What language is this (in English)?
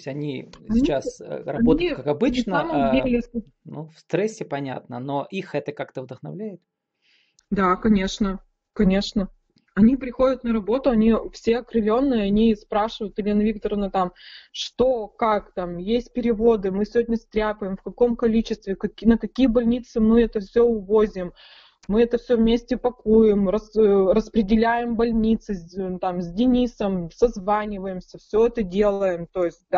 Russian